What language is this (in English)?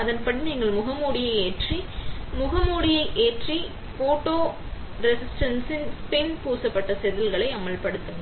Tamil